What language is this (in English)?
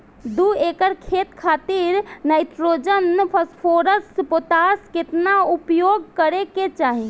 Bhojpuri